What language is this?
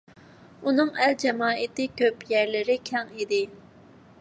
Uyghur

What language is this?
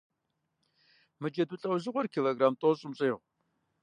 Kabardian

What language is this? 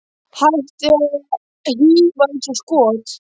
Icelandic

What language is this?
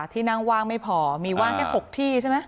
Thai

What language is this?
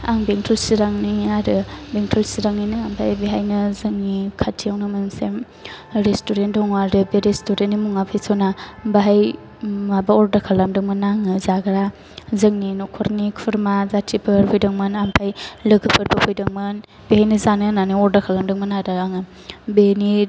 Bodo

